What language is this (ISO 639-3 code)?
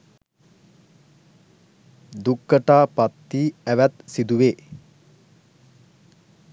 sin